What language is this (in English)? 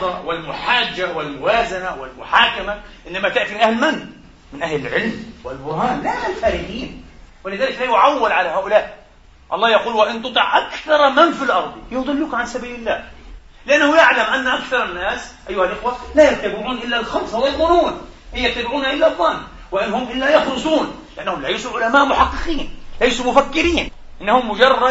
Arabic